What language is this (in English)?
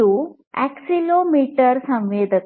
Kannada